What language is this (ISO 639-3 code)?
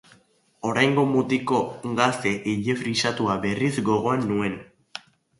eus